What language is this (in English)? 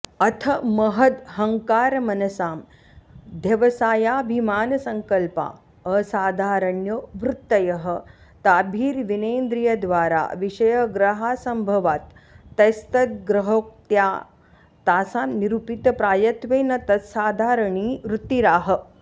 Sanskrit